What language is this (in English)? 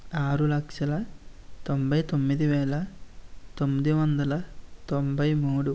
Telugu